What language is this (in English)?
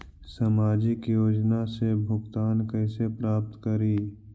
Magahi